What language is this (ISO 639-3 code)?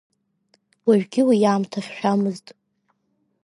abk